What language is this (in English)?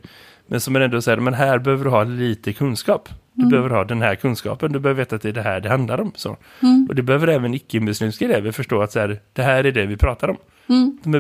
Swedish